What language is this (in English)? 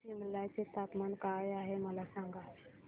Marathi